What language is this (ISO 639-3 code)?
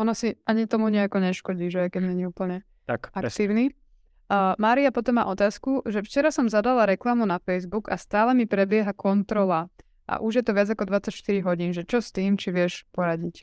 slk